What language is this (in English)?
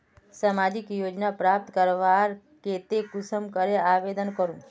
Magahi